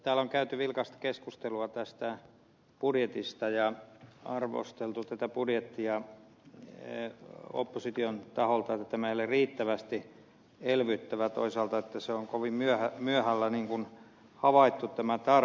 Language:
Finnish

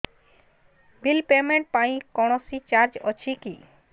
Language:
Odia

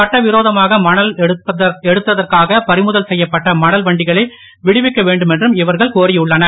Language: Tamil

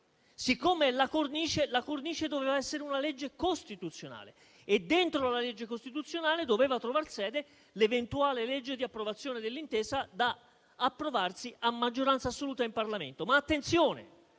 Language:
Italian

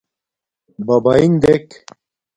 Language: Domaaki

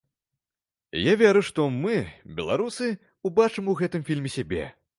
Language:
Belarusian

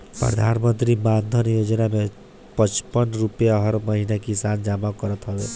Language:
Bhojpuri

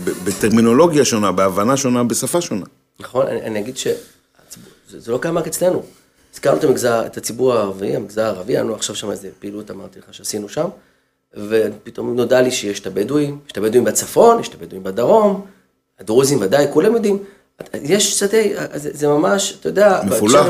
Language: Hebrew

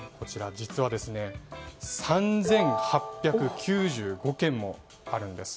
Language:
Japanese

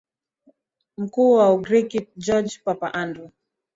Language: Swahili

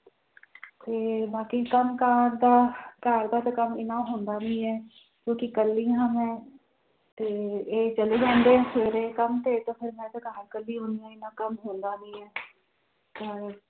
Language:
Punjabi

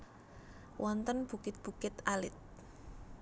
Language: Javanese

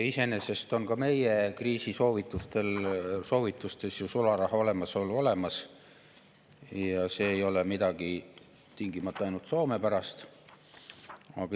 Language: Estonian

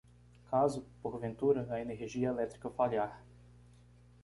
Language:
Portuguese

